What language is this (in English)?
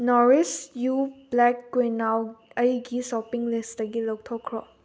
Manipuri